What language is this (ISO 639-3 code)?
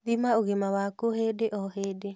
kik